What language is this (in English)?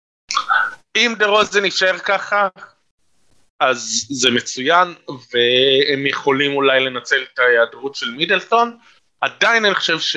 Hebrew